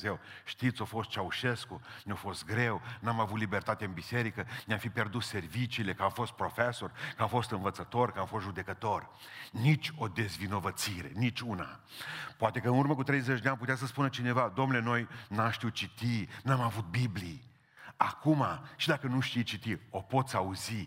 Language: Romanian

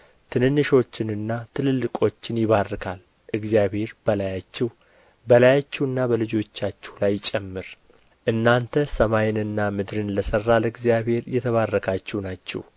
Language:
Amharic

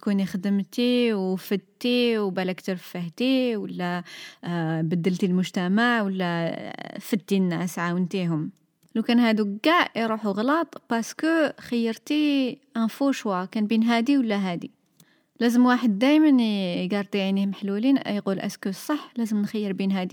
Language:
Arabic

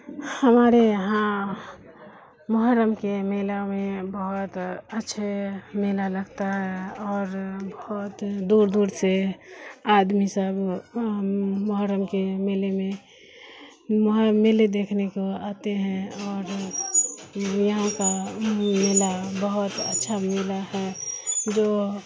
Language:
Urdu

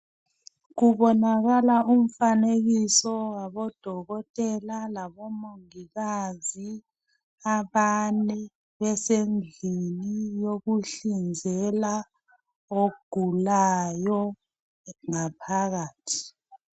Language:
North Ndebele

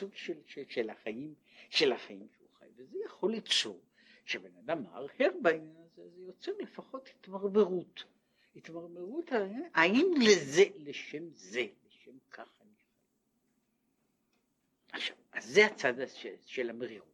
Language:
Hebrew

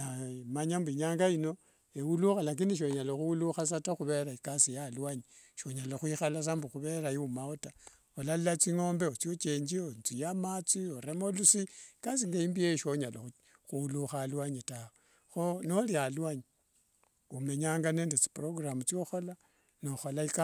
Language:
Wanga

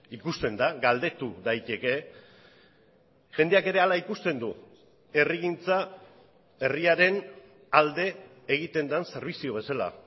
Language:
Basque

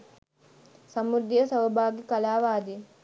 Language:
Sinhala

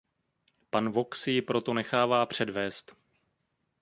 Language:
Czech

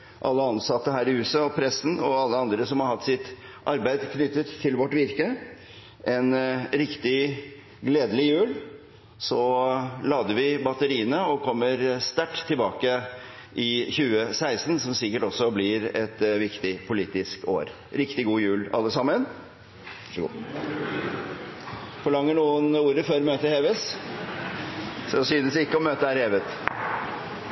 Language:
Norwegian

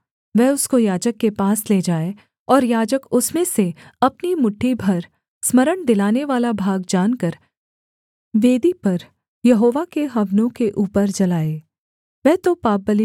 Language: Hindi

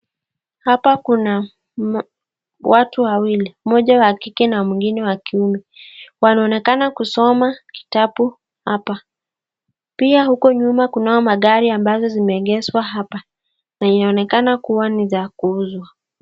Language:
Swahili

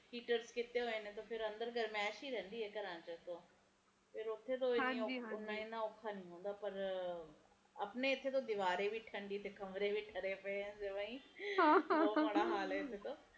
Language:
Punjabi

